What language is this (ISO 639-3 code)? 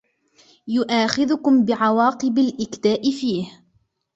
ara